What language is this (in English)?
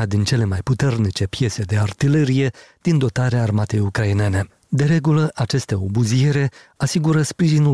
Romanian